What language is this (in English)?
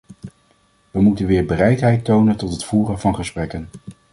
Dutch